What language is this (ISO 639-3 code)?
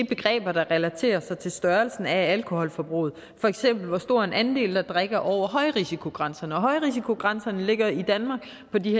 dan